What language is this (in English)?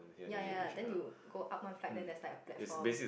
English